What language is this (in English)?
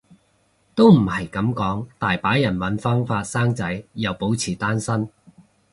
Cantonese